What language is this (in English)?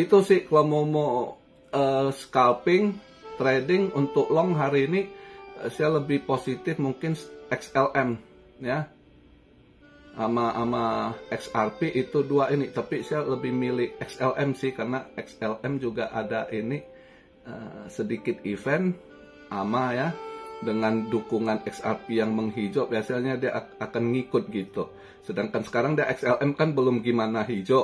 Indonesian